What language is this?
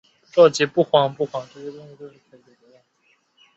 Chinese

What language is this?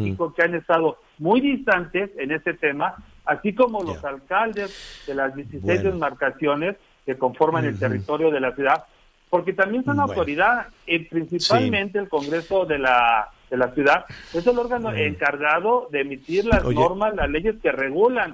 Spanish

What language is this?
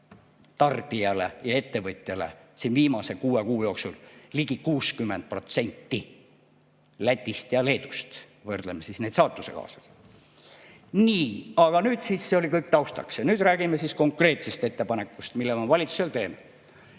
Estonian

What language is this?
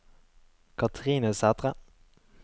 Norwegian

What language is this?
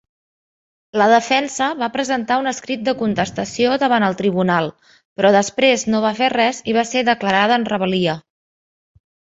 Catalan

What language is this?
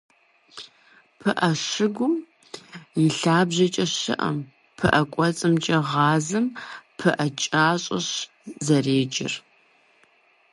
Kabardian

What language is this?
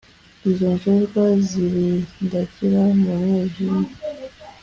Kinyarwanda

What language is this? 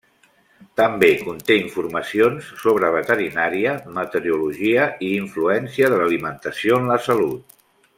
Catalan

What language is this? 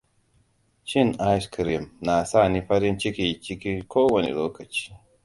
Hausa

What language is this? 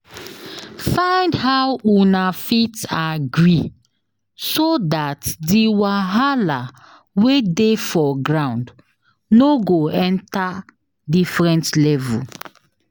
Nigerian Pidgin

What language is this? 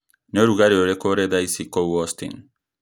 Kikuyu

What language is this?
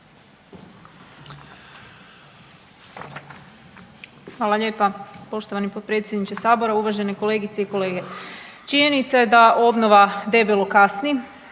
Croatian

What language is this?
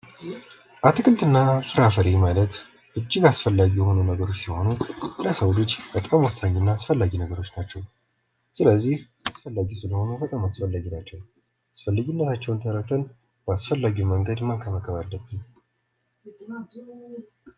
Amharic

